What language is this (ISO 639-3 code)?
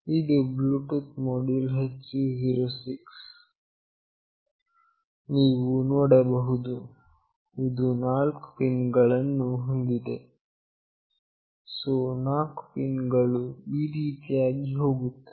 kan